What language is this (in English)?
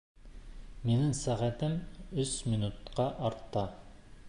Bashkir